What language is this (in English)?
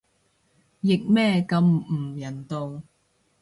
Cantonese